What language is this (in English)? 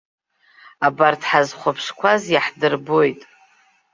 Abkhazian